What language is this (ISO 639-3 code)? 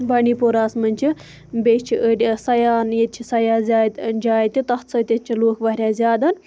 kas